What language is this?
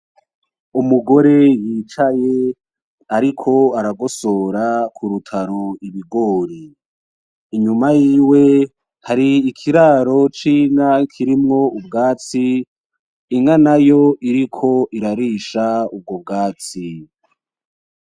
Rundi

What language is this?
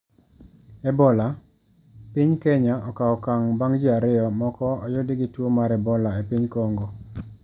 Luo (Kenya and Tanzania)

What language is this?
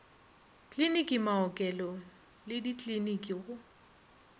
Northern Sotho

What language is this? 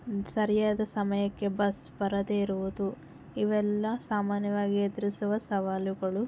Kannada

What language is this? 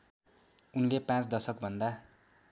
Nepali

